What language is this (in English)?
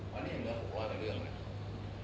Thai